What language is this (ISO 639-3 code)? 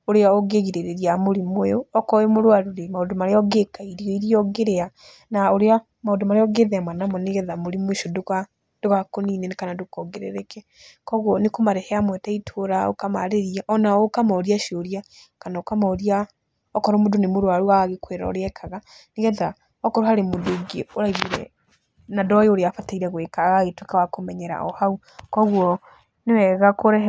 kik